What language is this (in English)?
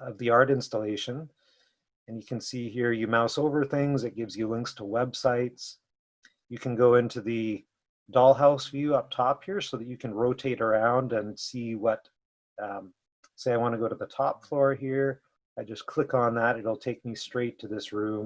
English